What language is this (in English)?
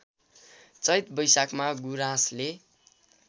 Nepali